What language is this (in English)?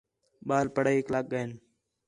Khetrani